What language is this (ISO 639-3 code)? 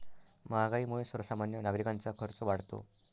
mar